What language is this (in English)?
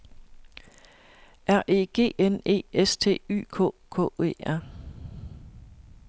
Danish